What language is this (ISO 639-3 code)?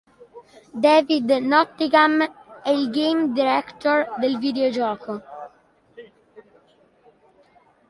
ita